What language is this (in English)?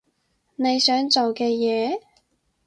Cantonese